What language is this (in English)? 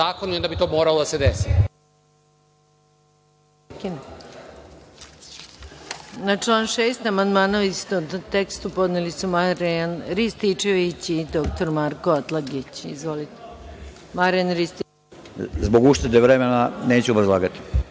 Serbian